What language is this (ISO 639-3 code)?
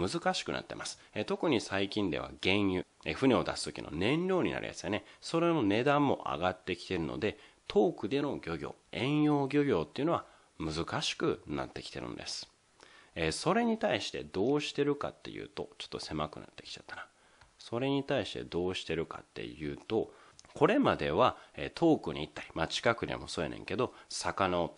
jpn